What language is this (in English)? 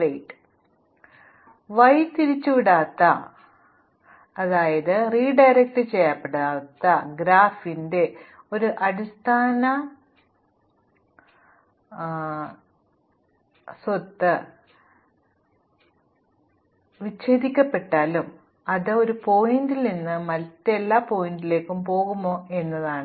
Malayalam